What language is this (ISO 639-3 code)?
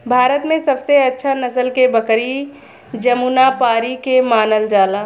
bho